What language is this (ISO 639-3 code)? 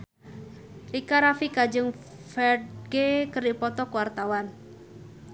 sun